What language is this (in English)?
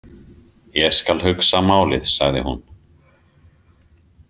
Icelandic